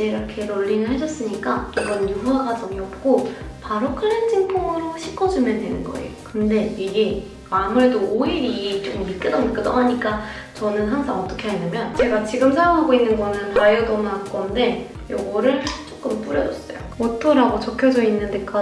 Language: Korean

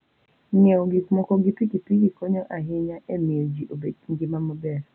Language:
Luo (Kenya and Tanzania)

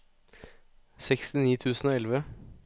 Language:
Norwegian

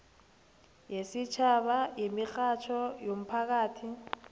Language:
South Ndebele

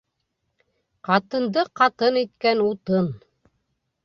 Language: Bashkir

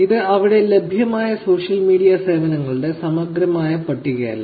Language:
Malayalam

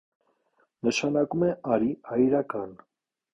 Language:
Armenian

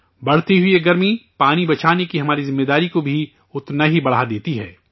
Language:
Urdu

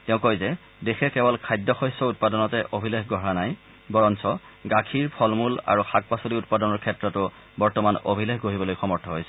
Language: Assamese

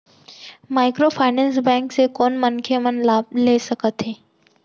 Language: Chhattisgarhi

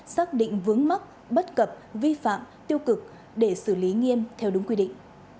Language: Vietnamese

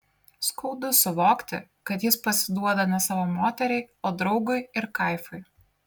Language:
Lithuanian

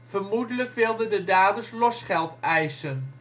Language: Dutch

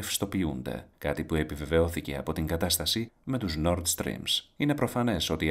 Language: Greek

